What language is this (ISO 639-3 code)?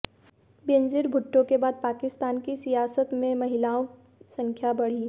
hin